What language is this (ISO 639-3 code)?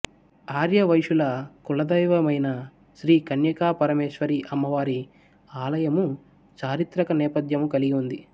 tel